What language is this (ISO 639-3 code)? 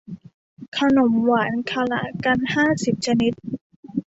tha